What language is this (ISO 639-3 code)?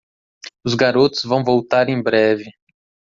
por